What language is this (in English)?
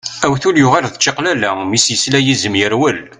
Kabyle